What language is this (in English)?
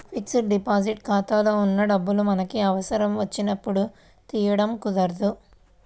Telugu